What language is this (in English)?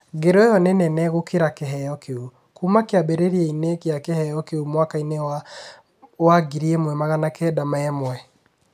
Kikuyu